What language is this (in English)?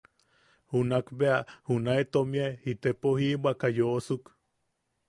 Yaqui